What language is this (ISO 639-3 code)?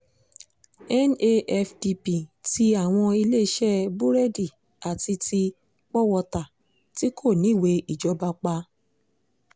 yor